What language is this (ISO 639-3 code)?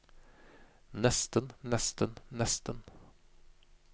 nor